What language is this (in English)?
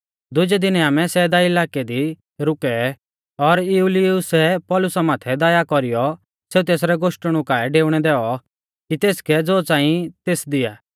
Mahasu Pahari